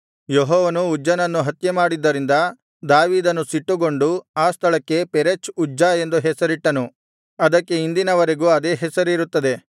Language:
Kannada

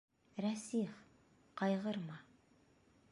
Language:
Bashkir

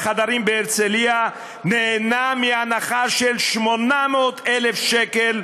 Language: Hebrew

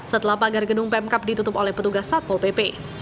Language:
Indonesian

